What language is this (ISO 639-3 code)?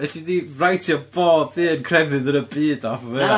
cym